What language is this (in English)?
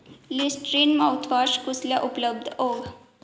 Dogri